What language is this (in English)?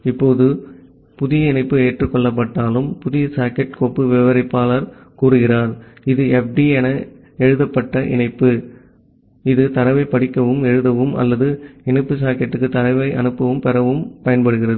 Tamil